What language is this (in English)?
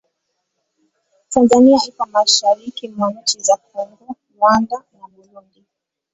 Swahili